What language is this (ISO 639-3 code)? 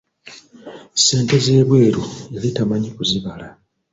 lug